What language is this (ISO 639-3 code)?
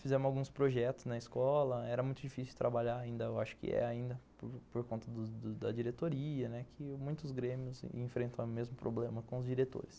por